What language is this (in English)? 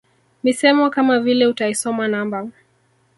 Swahili